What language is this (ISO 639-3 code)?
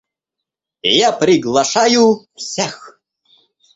rus